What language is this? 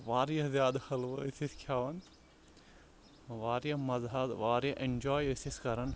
Kashmiri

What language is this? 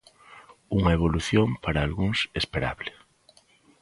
Galician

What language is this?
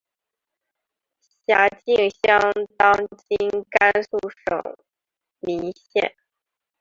Chinese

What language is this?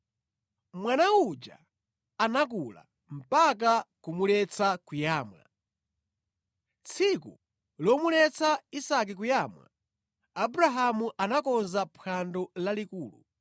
Nyanja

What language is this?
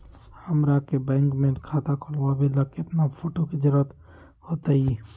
Magahi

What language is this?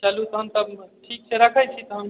Maithili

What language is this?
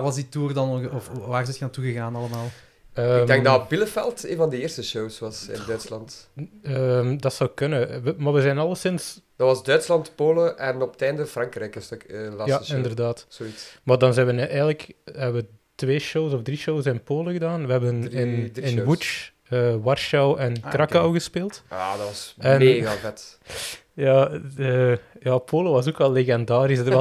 Dutch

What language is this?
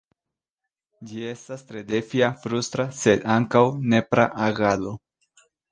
Esperanto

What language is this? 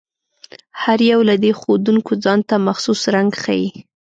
Pashto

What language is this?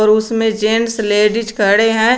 Hindi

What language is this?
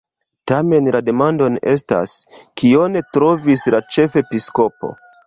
Esperanto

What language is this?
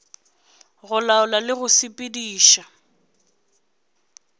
Northern Sotho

